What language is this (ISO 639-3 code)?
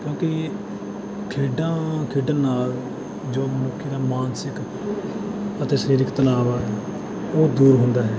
pan